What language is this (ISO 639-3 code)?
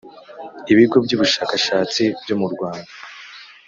kin